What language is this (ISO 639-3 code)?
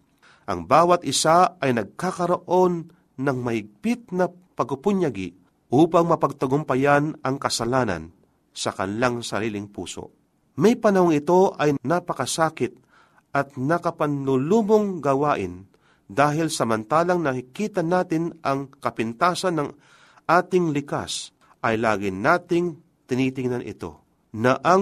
fil